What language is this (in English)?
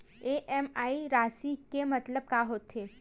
Chhattisgarhi